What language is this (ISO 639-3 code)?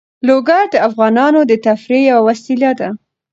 pus